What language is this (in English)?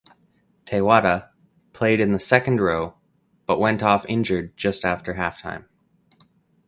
English